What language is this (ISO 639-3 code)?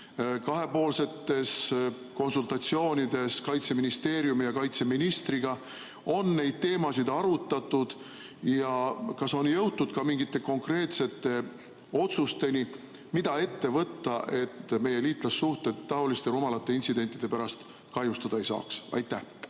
est